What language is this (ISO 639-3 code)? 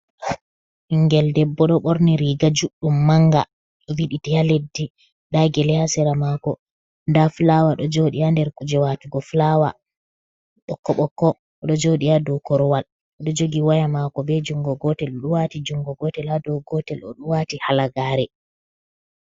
ful